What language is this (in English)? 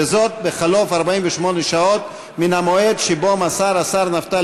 Hebrew